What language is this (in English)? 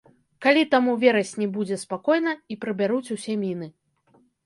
Belarusian